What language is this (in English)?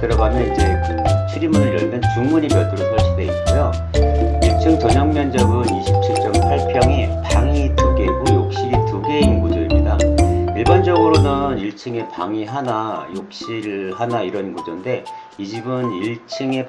Korean